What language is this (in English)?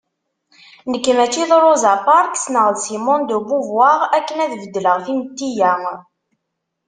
Kabyle